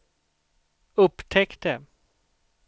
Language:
Swedish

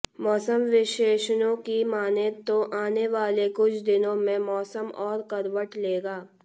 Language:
Hindi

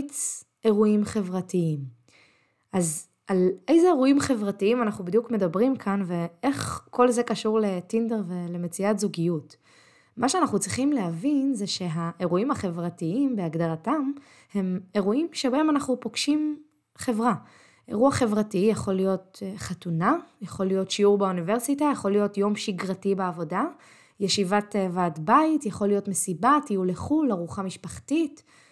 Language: Hebrew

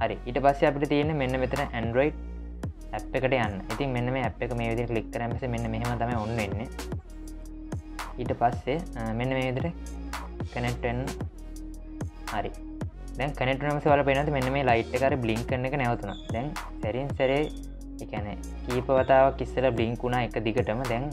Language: Indonesian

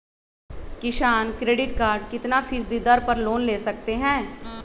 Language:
Magahi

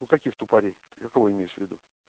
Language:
Russian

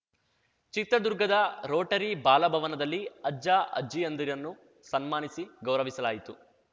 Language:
Kannada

